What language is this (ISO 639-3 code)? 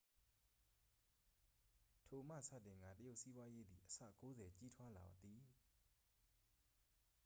mya